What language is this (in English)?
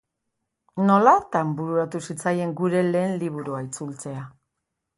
Basque